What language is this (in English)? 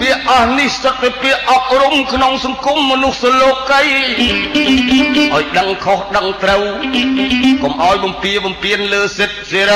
Thai